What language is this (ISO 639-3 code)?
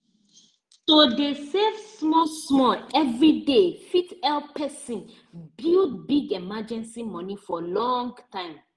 pcm